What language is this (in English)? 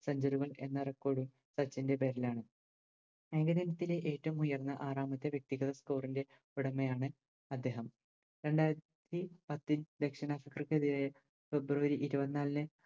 Malayalam